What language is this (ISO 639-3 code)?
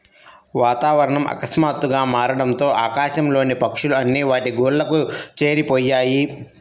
tel